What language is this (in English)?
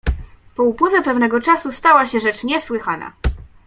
Polish